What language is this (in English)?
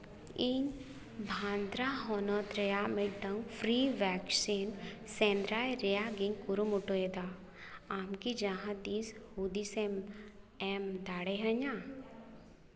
Santali